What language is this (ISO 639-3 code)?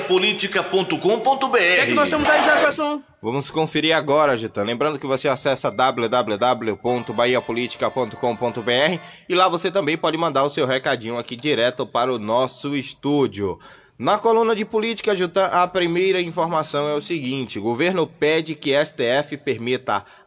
por